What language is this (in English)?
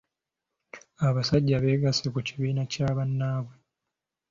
Ganda